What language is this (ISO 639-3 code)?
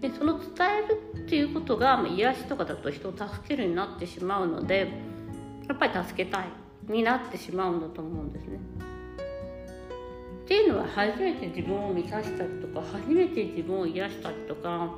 jpn